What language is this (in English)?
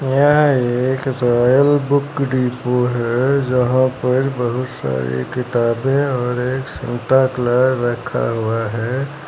Hindi